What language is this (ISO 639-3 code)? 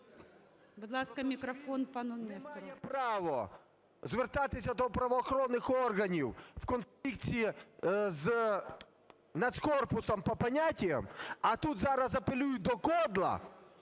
ukr